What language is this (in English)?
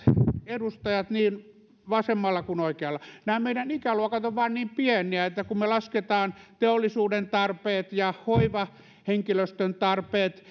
Finnish